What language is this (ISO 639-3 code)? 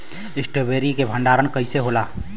bho